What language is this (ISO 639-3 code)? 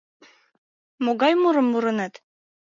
chm